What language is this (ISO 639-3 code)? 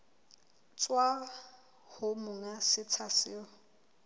sot